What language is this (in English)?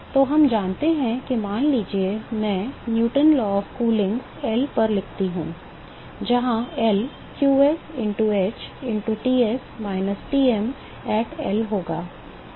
Hindi